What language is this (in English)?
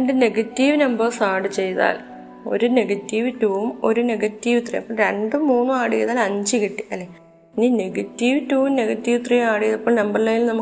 Malayalam